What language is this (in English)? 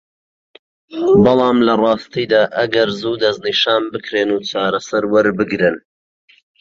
Central Kurdish